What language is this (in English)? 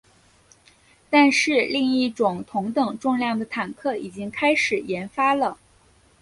Chinese